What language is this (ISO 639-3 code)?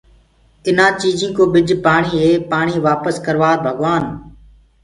ggg